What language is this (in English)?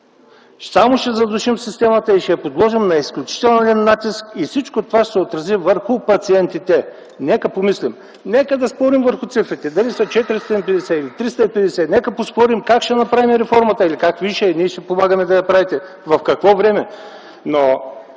Bulgarian